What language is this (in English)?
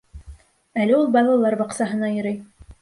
Bashkir